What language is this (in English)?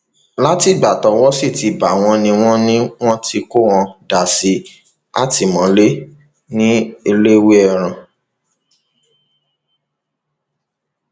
Yoruba